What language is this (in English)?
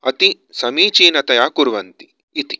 Sanskrit